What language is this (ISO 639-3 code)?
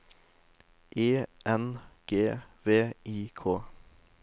nor